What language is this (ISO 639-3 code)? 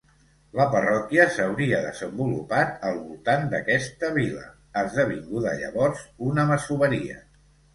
cat